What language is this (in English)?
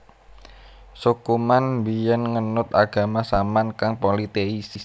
Javanese